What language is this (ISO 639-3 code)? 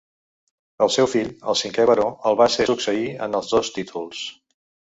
cat